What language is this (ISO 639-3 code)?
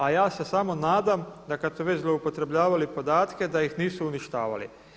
hrv